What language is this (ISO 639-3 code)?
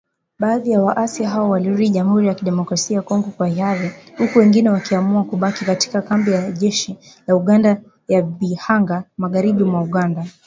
swa